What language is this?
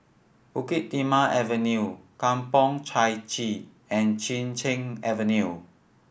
English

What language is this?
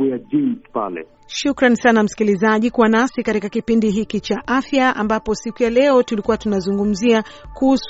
Swahili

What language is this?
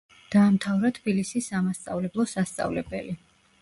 Georgian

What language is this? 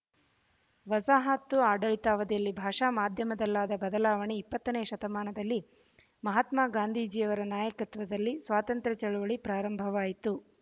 Kannada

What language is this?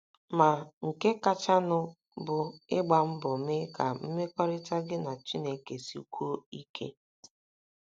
Igbo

